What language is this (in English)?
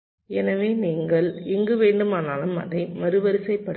Tamil